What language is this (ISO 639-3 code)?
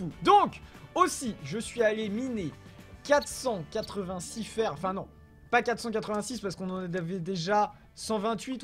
fra